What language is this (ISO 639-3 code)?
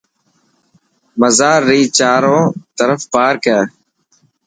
mki